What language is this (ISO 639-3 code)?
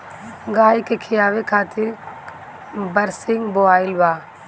bho